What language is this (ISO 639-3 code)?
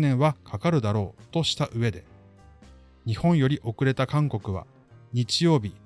jpn